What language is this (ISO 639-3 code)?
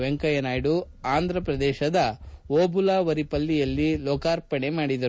kan